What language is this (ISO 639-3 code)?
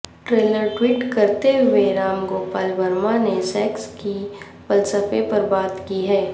urd